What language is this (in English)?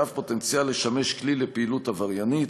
Hebrew